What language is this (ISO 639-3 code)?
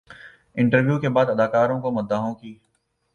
urd